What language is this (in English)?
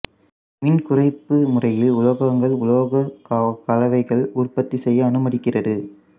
Tamil